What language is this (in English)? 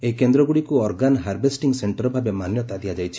Odia